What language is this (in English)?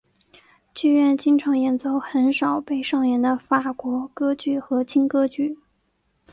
Chinese